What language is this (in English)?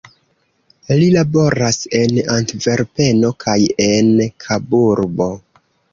Esperanto